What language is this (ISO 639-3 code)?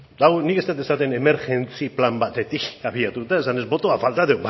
eus